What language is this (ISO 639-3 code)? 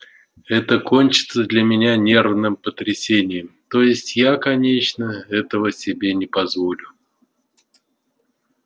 rus